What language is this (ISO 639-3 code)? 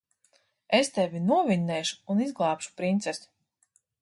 lav